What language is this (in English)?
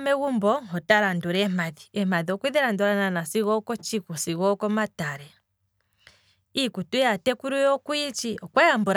Kwambi